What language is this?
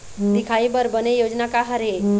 Chhattisgarhi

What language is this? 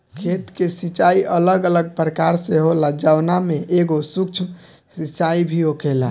Bhojpuri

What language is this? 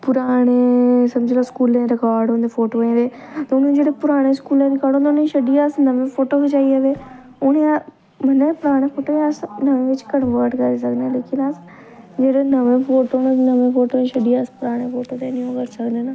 Dogri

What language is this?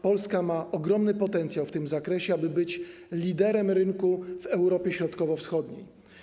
Polish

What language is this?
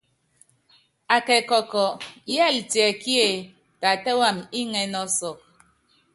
Yangben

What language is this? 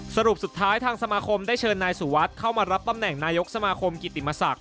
Thai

